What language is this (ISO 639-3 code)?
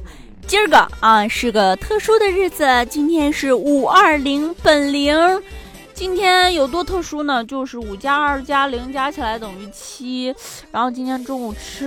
zho